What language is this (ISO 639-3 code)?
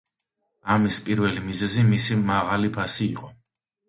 kat